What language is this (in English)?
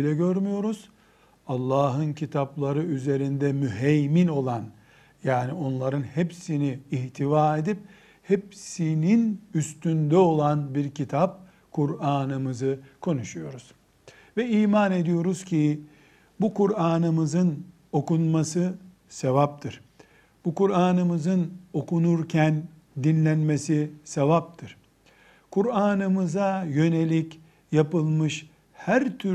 Turkish